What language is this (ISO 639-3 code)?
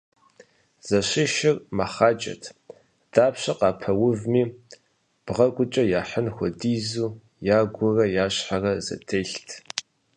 kbd